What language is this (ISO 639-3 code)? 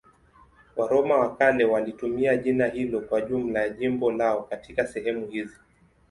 swa